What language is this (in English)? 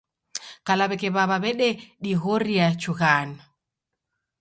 Taita